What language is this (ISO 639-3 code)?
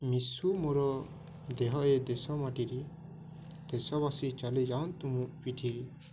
ori